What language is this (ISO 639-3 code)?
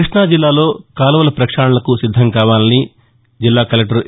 tel